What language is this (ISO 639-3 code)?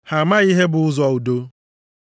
ibo